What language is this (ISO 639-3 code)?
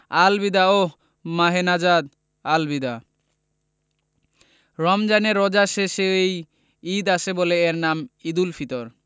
ben